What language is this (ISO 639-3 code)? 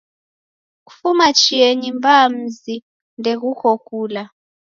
dav